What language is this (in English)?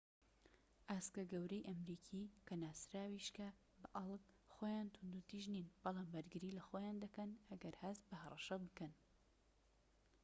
Central Kurdish